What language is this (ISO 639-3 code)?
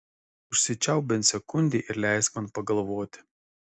lit